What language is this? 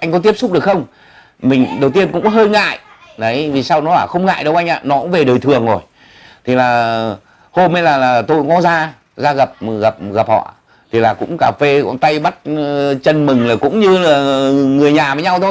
Vietnamese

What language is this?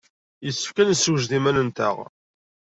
Kabyle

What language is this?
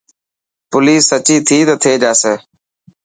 Dhatki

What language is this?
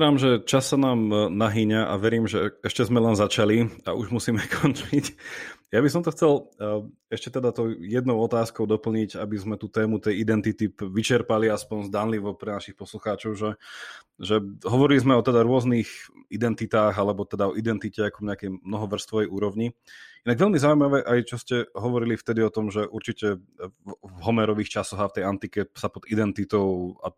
Slovak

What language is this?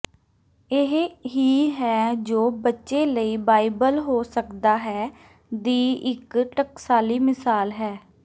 Punjabi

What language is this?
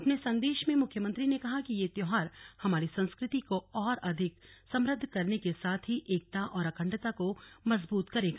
Hindi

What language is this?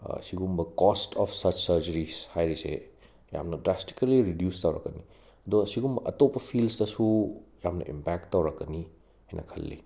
Manipuri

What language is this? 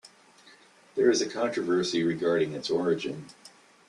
English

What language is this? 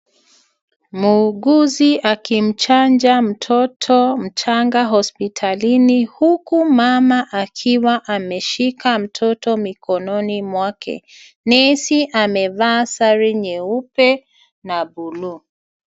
Swahili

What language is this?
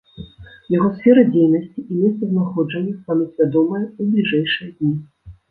Belarusian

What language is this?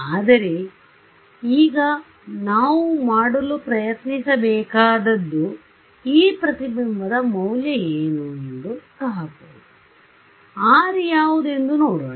Kannada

